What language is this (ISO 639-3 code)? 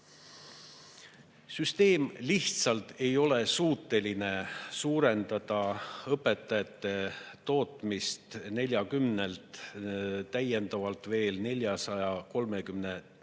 est